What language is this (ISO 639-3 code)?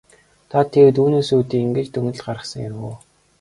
mon